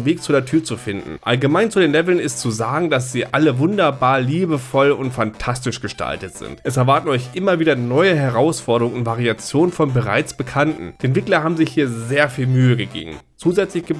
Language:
German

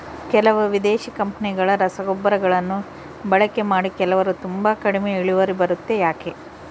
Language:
Kannada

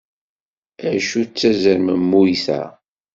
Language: Kabyle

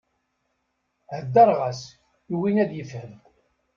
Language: Kabyle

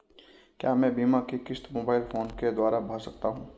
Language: Hindi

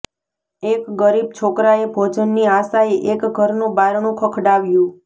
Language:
Gujarati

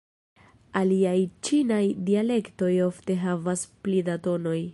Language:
Esperanto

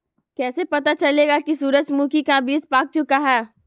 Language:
Magahi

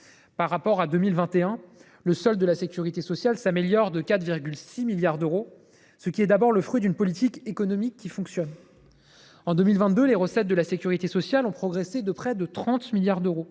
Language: French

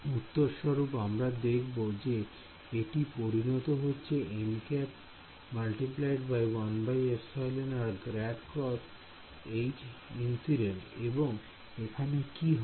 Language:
Bangla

